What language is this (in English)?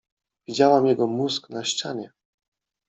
Polish